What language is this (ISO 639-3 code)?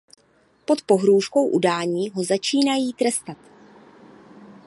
ces